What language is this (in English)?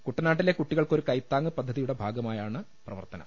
Malayalam